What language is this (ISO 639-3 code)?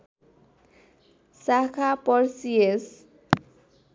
nep